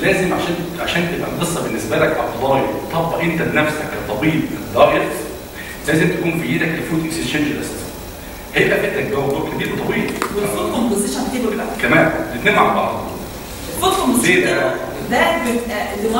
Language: Arabic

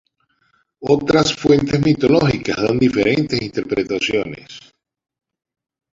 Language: Spanish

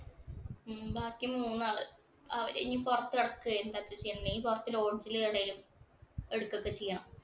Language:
Malayalam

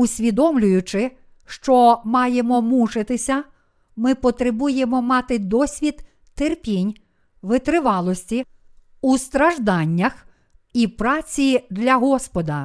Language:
Ukrainian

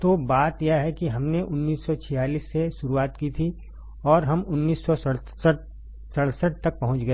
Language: Hindi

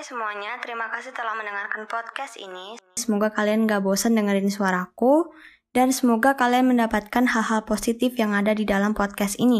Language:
Indonesian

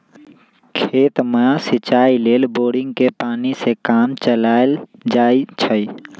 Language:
Magahi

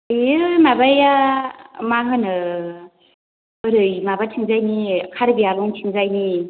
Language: Bodo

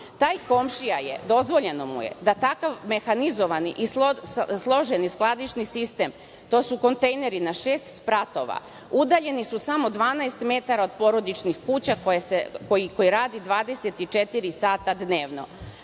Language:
Serbian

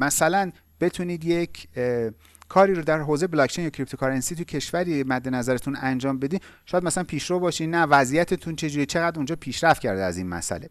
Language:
Persian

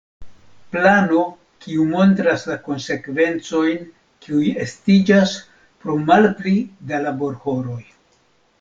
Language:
Esperanto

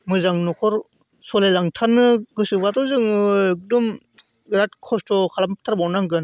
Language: Bodo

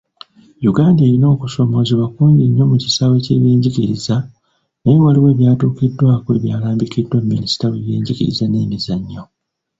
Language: Ganda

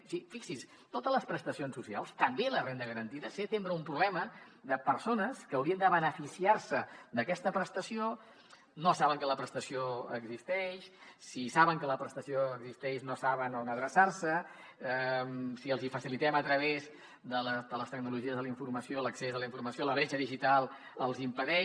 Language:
Catalan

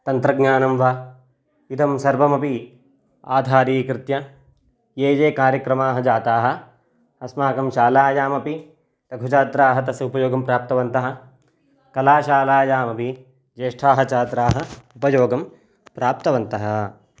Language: Sanskrit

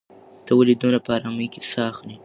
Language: Pashto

